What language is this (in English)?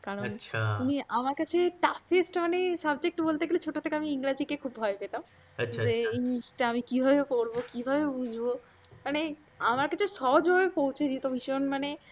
Bangla